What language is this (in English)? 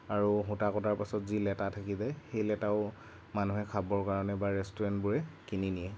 Assamese